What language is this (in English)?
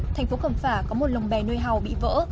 Vietnamese